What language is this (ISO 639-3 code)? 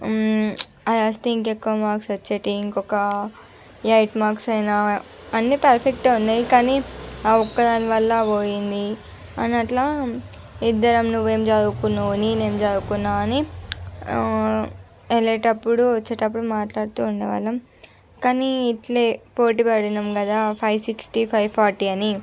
tel